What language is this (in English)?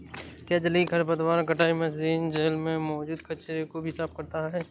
Hindi